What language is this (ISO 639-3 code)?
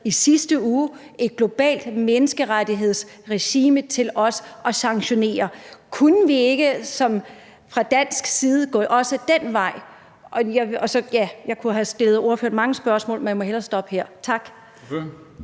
dan